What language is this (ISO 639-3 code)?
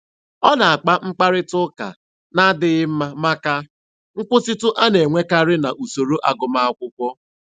ibo